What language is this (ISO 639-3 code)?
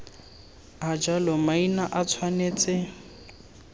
tsn